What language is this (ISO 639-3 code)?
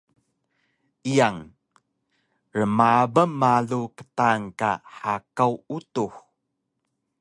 trv